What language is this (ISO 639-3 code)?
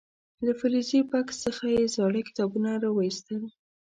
pus